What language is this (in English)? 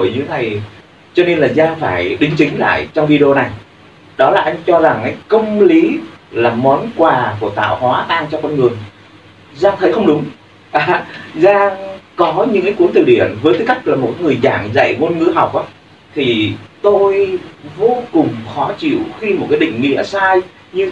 Vietnamese